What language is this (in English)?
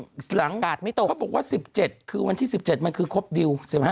Thai